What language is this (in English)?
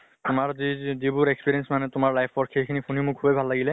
Assamese